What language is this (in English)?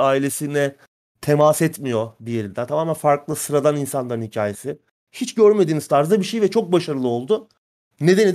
Turkish